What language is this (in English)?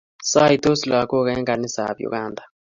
Kalenjin